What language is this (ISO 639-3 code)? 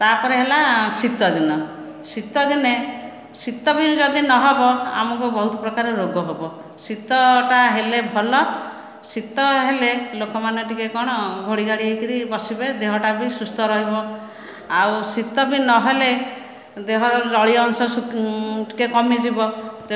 ori